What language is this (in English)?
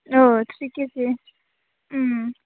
Bodo